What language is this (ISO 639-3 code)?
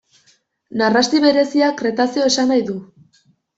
eus